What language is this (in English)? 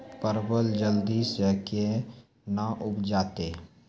Maithili